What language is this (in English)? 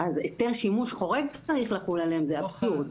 Hebrew